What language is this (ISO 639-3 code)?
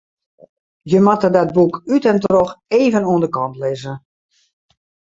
fry